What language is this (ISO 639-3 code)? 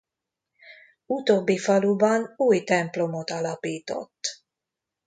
hun